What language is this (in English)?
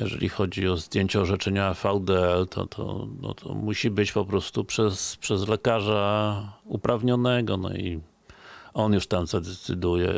Polish